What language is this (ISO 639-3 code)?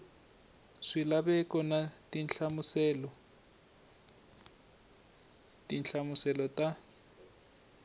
tso